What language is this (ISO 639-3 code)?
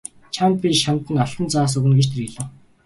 mon